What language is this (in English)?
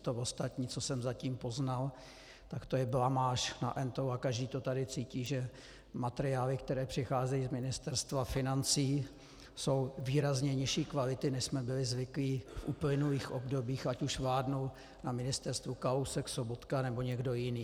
Czech